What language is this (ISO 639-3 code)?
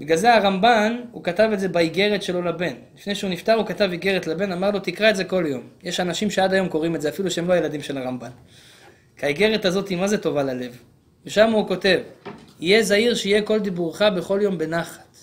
heb